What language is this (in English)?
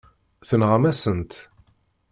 Kabyle